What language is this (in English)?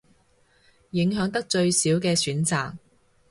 Cantonese